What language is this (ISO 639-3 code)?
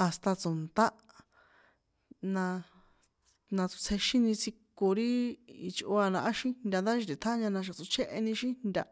poe